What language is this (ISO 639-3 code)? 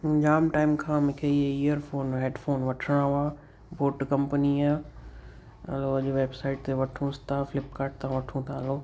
snd